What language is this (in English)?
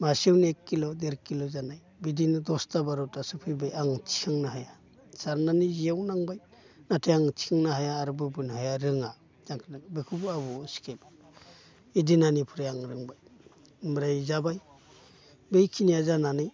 Bodo